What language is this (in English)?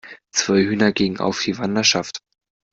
German